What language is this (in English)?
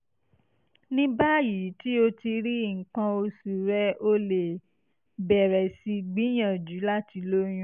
Yoruba